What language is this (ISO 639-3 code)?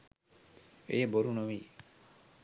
sin